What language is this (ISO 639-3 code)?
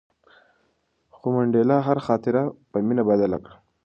pus